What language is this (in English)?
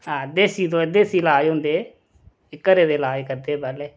Dogri